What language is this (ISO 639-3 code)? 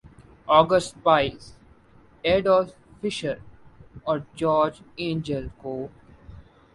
urd